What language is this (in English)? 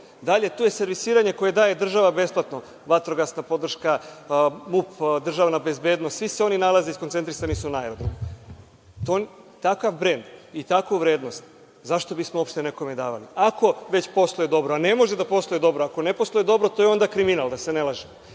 Serbian